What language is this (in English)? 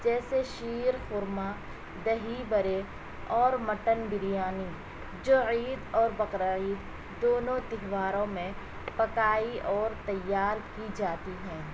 Urdu